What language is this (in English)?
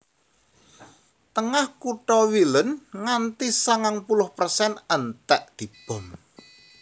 Javanese